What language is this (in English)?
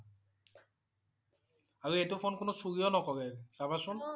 Assamese